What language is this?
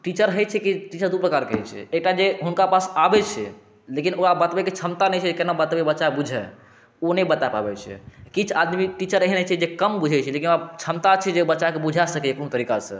Maithili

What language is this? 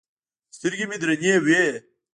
Pashto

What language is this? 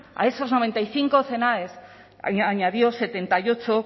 Spanish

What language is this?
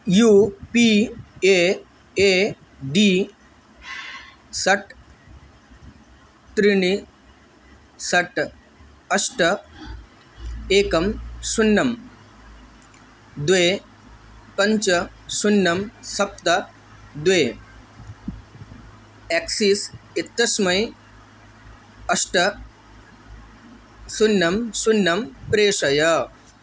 Sanskrit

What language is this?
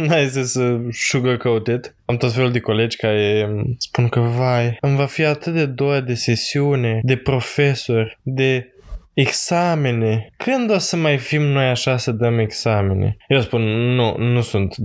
Romanian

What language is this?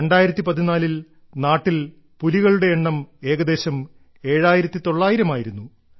Malayalam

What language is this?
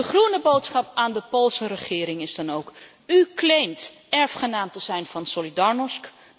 Dutch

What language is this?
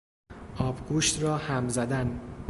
Persian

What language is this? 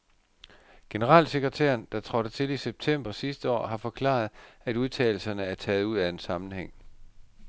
Danish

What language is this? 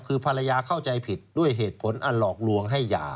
Thai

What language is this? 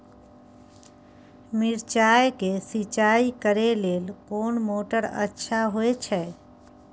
Maithili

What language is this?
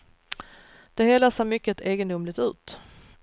Swedish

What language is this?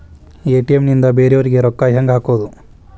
Kannada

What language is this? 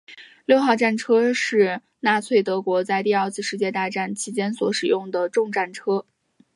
Chinese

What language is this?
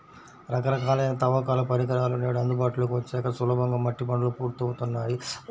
Telugu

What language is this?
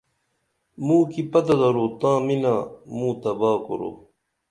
Dameli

